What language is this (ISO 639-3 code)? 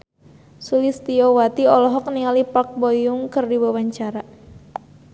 sun